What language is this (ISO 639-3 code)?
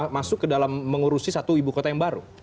ind